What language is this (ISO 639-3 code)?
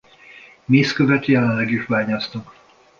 hun